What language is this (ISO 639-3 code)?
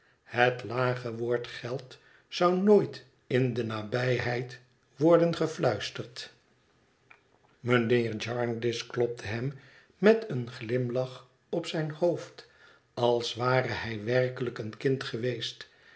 nld